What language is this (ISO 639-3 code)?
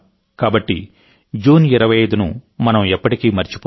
tel